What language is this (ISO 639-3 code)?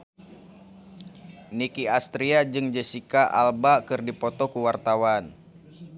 sun